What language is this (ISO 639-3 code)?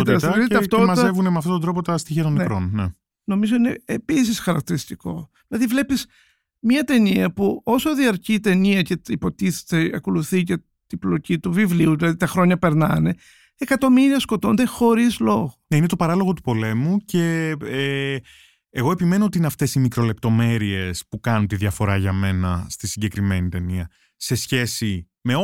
ell